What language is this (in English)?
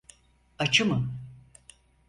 Turkish